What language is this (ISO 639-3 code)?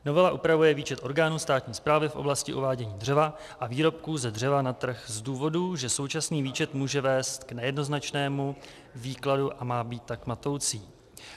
ces